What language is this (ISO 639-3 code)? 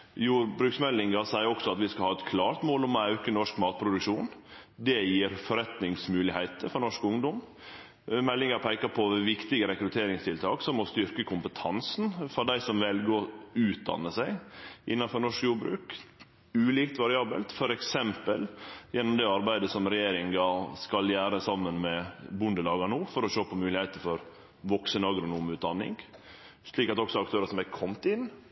nno